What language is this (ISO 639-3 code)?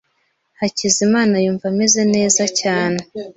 kin